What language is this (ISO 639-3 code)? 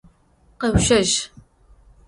ady